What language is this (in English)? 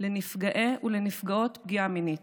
Hebrew